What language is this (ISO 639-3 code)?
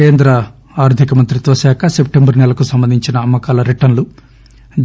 tel